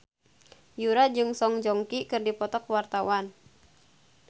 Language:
Sundanese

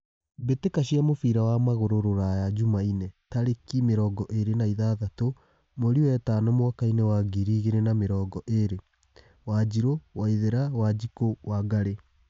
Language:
Kikuyu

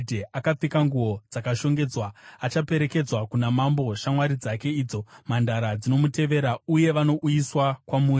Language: Shona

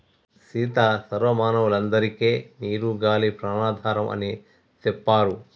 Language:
Telugu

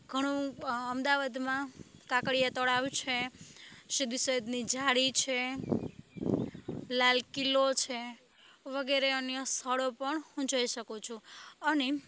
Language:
Gujarati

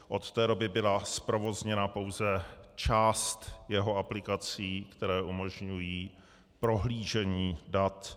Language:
Czech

